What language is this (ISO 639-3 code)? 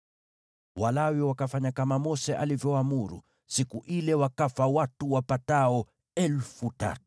swa